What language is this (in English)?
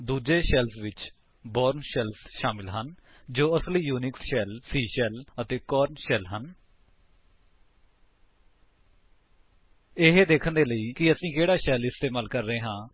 Punjabi